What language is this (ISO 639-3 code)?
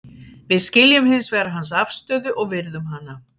isl